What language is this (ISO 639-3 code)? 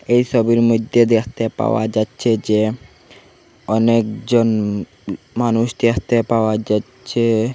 ben